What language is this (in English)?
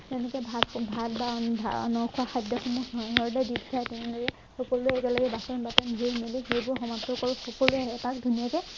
Assamese